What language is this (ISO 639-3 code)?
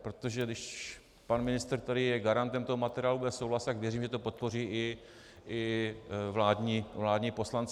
ces